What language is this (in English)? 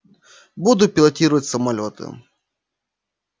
Russian